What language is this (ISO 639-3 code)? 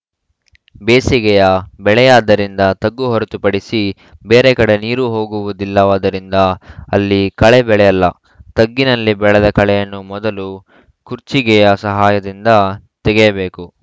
kan